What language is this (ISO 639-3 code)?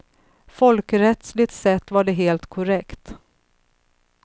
swe